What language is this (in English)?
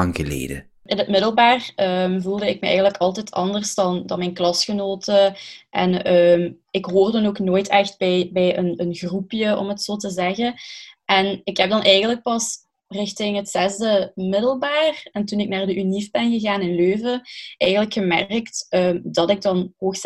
Dutch